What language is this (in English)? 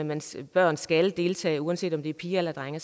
Danish